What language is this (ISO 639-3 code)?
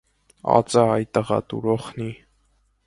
hye